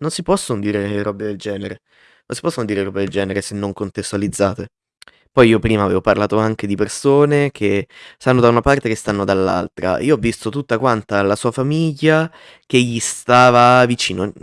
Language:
Italian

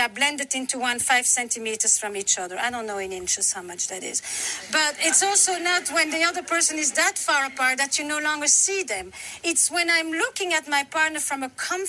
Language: Swedish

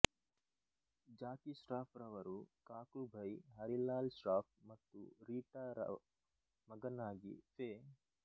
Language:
Kannada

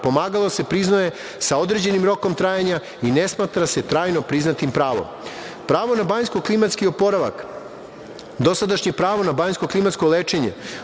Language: Serbian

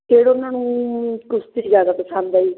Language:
Punjabi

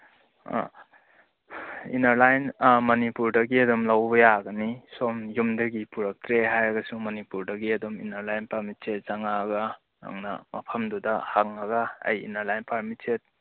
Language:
Manipuri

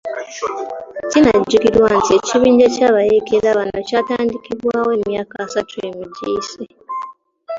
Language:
Ganda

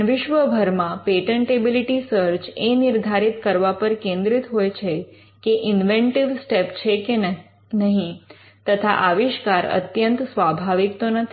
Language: Gujarati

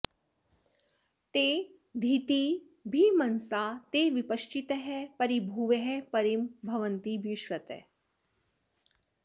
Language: Sanskrit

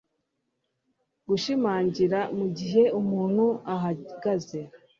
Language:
Kinyarwanda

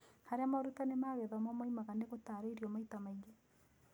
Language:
Kikuyu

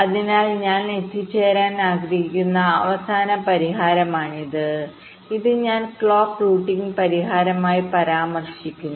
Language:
Malayalam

